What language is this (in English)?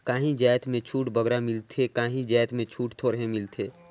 Chhattisgarhi